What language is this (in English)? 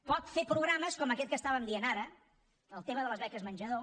Catalan